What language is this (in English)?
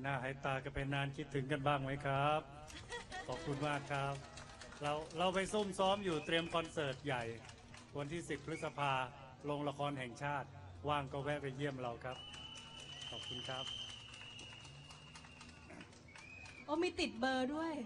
Thai